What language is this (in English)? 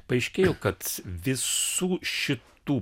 Lithuanian